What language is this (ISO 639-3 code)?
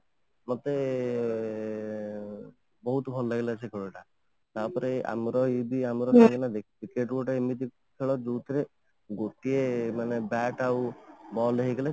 ori